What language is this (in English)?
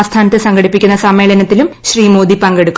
Malayalam